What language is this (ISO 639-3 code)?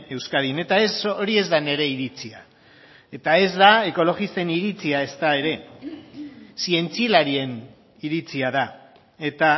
eus